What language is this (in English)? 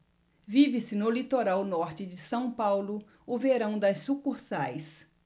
Portuguese